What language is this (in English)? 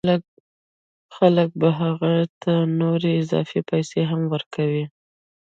Pashto